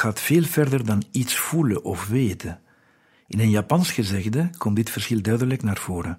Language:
Dutch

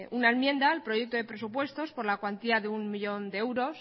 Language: Spanish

